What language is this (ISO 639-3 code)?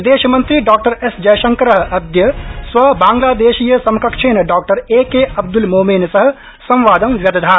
san